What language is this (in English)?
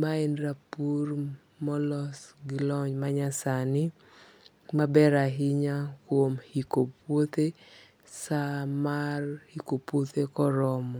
Luo (Kenya and Tanzania)